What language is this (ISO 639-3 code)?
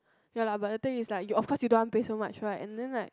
eng